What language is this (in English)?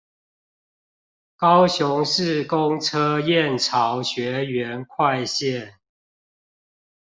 Chinese